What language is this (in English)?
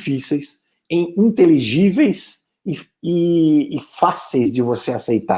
Portuguese